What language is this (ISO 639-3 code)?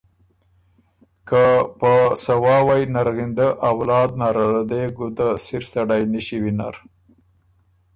oru